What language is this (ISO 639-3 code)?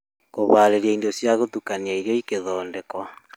kik